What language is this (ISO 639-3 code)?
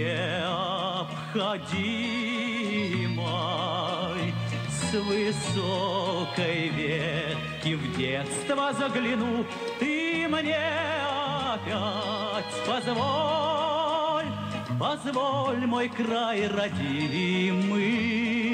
rus